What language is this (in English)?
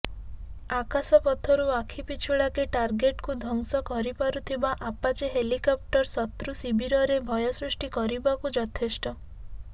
Odia